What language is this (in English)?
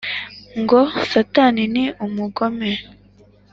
Kinyarwanda